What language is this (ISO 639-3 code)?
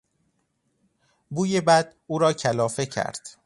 fas